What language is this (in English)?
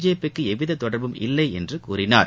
Tamil